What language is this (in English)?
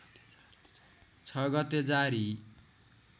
Nepali